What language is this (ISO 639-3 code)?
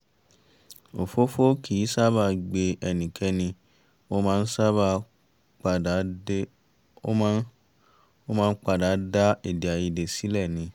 yor